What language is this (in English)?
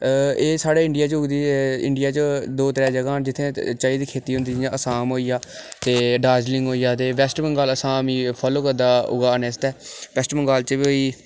Dogri